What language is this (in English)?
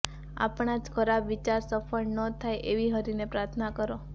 Gujarati